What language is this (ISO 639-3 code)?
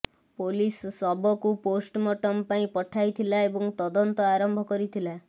ori